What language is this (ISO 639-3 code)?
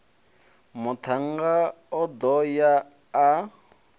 ven